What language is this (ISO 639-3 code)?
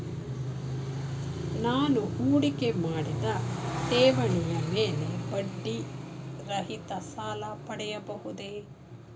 kan